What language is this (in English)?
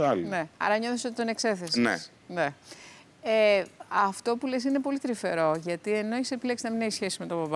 Greek